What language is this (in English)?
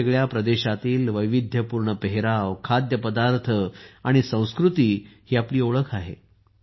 Marathi